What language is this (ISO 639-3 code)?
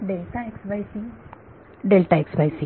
mar